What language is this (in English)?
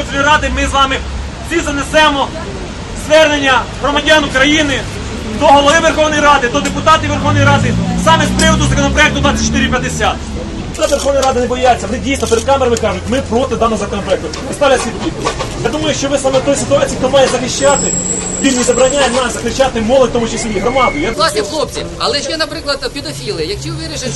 Ukrainian